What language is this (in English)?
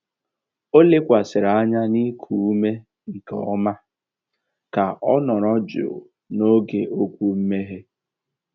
Igbo